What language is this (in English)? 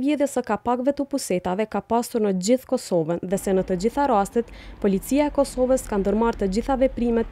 Romanian